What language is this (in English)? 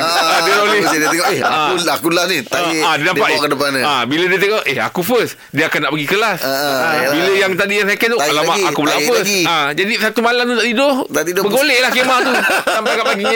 Malay